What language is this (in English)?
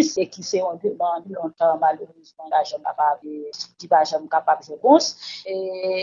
French